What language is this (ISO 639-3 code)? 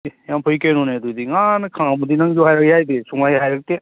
mni